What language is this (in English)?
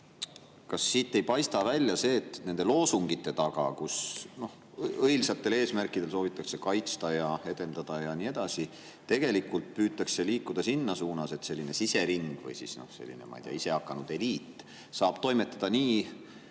Estonian